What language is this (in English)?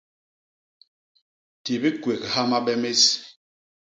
Basaa